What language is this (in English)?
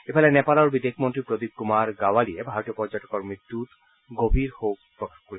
Assamese